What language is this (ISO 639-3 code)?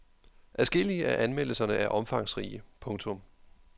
dan